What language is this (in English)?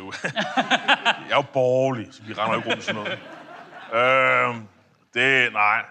Danish